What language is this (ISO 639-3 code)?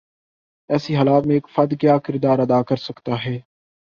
urd